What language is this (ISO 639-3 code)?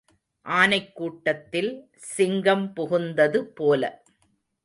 tam